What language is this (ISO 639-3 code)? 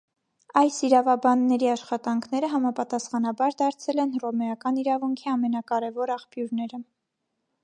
hye